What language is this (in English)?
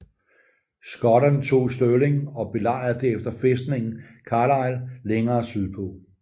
Danish